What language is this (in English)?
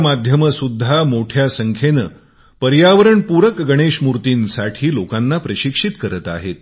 Marathi